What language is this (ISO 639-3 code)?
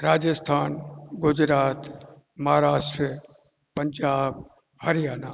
snd